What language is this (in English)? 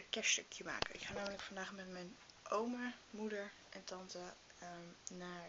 Dutch